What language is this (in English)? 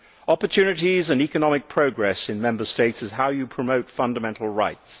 English